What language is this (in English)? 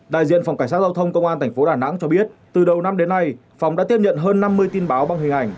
Vietnamese